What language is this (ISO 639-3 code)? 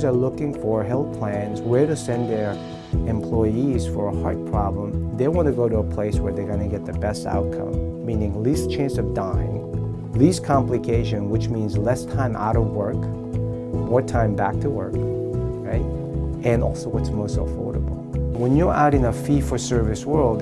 eng